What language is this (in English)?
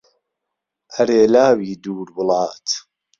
Central Kurdish